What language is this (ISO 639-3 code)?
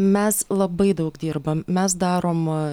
lit